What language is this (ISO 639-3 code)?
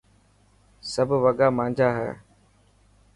mki